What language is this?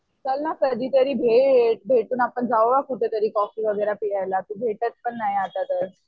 Marathi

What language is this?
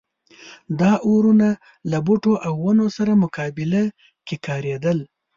Pashto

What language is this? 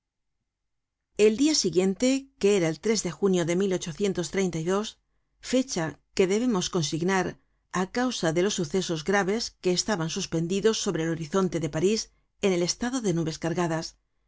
Spanish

